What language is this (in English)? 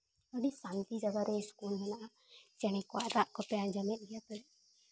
Santali